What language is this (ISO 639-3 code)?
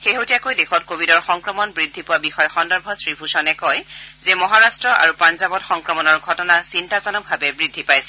asm